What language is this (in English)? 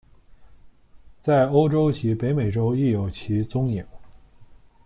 Chinese